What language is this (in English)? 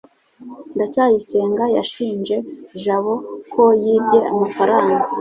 Kinyarwanda